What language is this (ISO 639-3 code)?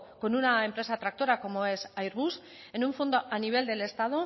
spa